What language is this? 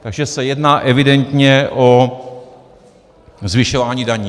Czech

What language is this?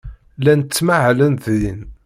Kabyle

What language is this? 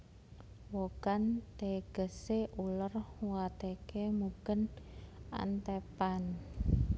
Javanese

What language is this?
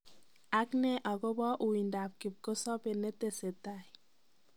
Kalenjin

